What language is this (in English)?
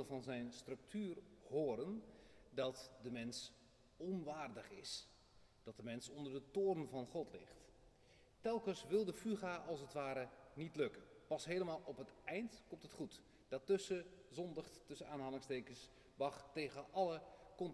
Dutch